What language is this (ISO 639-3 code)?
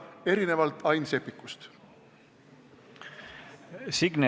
est